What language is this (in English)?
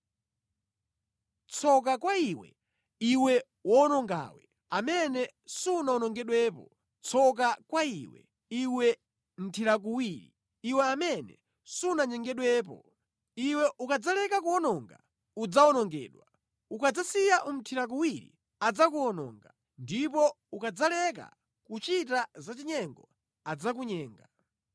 Nyanja